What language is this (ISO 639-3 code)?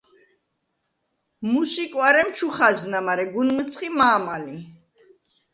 sva